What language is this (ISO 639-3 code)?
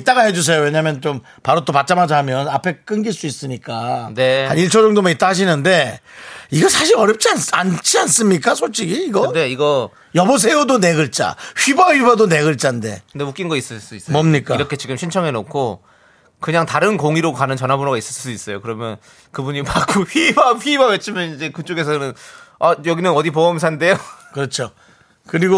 kor